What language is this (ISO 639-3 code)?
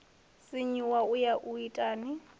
ven